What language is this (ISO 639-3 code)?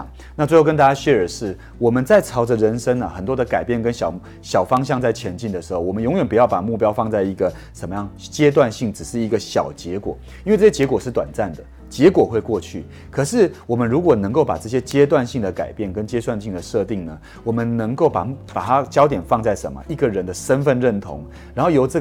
zho